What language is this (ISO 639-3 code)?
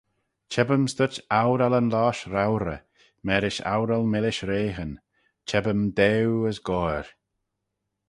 glv